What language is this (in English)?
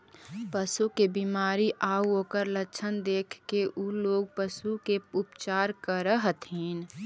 Magahi